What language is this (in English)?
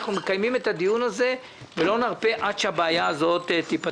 Hebrew